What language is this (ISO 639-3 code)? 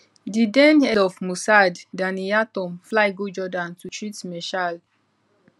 pcm